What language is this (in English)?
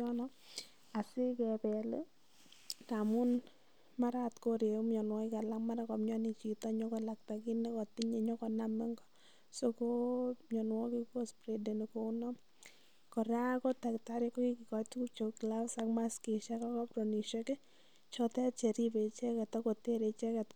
Kalenjin